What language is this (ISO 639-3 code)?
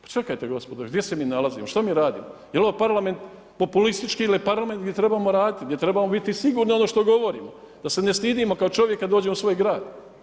hrv